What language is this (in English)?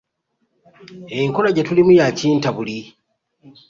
Ganda